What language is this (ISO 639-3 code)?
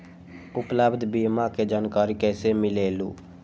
mag